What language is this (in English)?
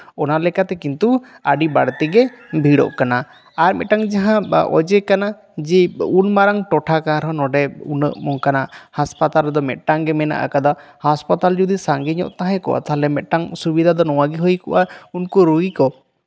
Santali